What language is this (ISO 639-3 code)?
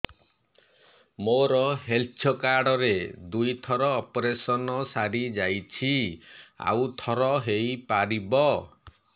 ori